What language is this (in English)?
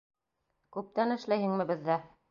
Bashkir